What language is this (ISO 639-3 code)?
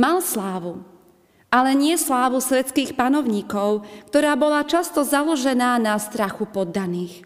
slk